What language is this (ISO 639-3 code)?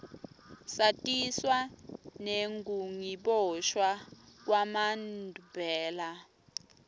ssw